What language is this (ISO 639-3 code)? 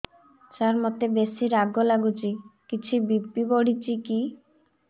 ori